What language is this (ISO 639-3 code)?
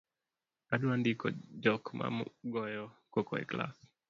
luo